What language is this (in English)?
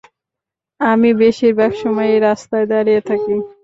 Bangla